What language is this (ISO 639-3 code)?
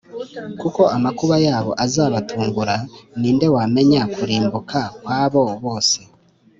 kin